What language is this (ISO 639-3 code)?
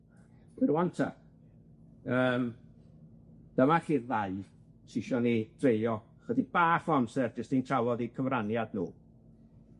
cym